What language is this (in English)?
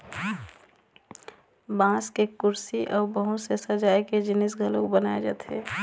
Chhattisgarhi